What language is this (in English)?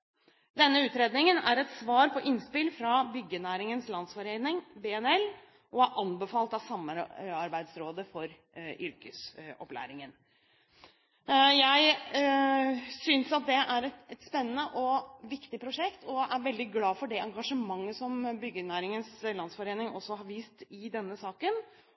Norwegian Bokmål